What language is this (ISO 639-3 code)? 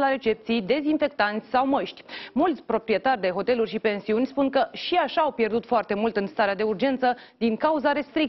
ron